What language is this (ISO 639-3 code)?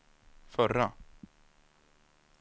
swe